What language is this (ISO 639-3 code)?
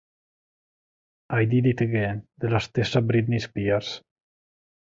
ita